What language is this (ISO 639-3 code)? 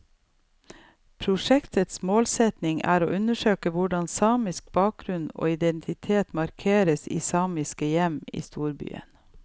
nor